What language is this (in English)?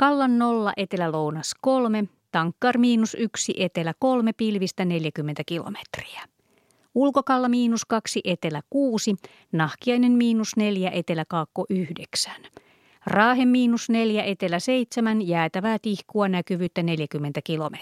Finnish